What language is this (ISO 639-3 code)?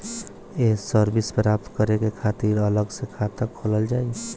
bho